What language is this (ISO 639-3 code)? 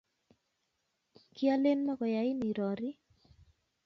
kln